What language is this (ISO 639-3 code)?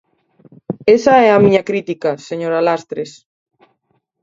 glg